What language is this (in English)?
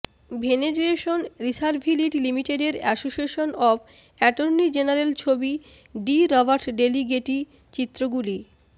Bangla